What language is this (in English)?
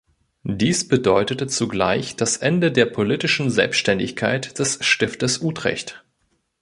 German